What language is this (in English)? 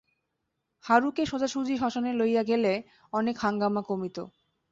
Bangla